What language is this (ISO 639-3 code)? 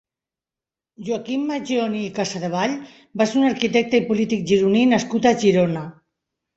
cat